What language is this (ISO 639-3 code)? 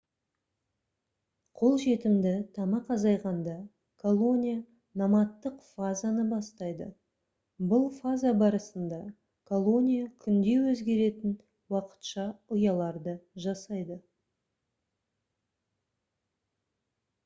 kaz